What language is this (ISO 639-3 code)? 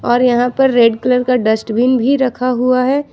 hin